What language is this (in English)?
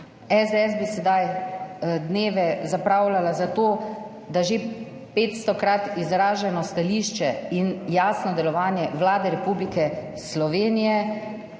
Slovenian